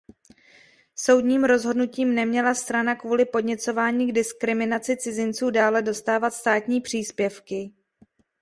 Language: Czech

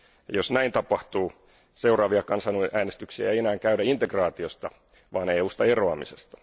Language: Finnish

